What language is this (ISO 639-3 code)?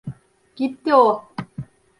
tur